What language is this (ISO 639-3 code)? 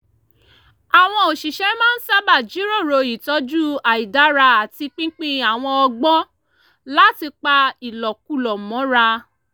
yor